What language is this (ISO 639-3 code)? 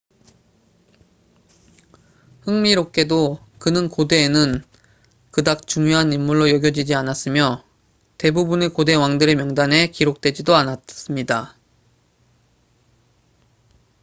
kor